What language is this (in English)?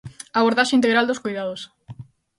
Galician